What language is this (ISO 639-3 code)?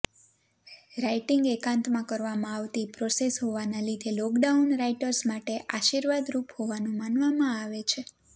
guj